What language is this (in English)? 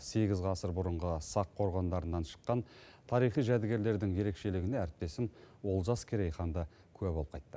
Kazakh